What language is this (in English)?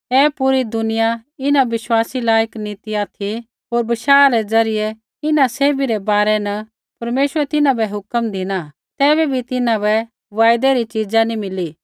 Kullu Pahari